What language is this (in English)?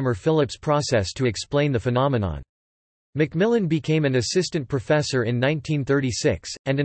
English